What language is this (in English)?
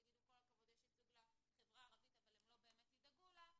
Hebrew